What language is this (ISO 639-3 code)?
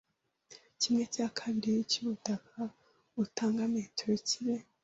kin